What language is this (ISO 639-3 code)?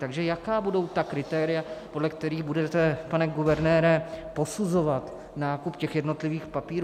ces